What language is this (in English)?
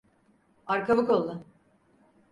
Turkish